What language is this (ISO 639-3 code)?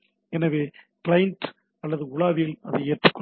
tam